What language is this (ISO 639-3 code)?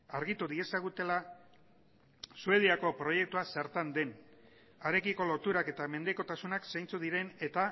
eus